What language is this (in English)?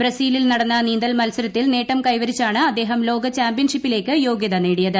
Malayalam